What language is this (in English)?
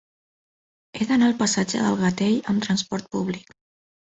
Catalan